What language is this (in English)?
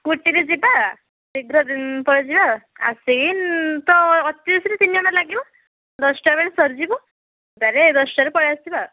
Odia